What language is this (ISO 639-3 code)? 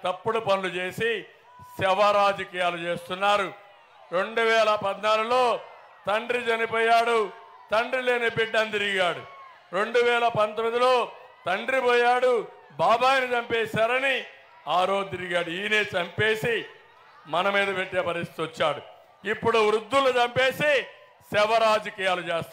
tel